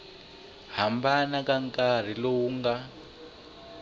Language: Tsonga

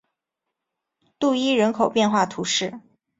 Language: Chinese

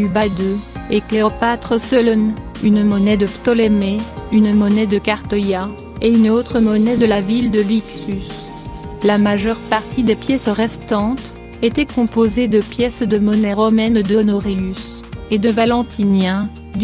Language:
French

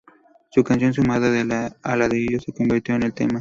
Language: Spanish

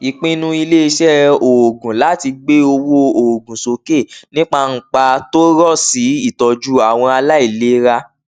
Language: Yoruba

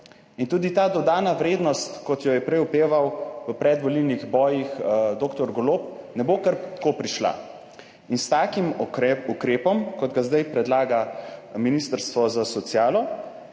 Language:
Slovenian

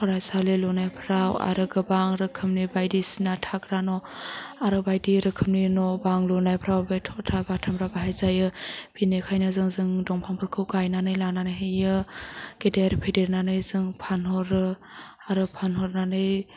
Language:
Bodo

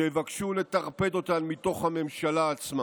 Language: Hebrew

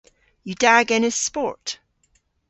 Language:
Cornish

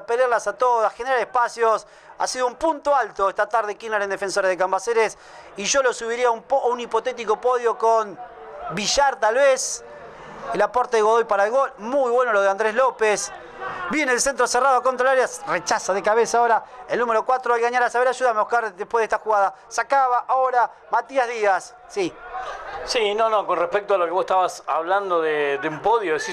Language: Spanish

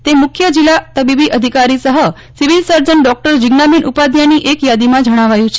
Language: Gujarati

